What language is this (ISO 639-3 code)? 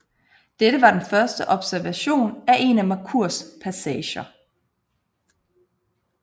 dan